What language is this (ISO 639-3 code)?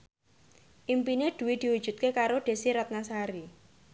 jav